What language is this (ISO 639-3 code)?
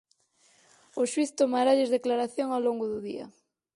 glg